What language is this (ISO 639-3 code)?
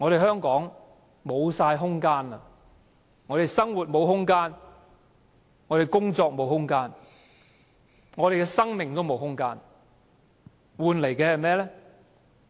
yue